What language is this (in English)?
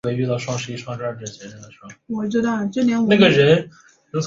Chinese